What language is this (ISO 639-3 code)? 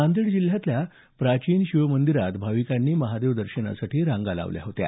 mar